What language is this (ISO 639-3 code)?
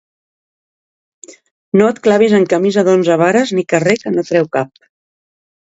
cat